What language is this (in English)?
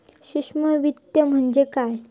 Marathi